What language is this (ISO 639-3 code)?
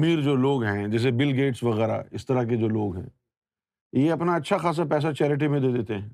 urd